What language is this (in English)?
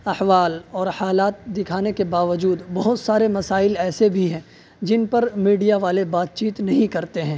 Urdu